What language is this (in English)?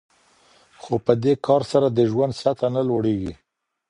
Pashto